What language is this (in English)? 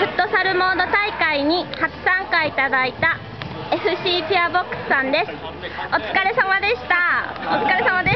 Japanese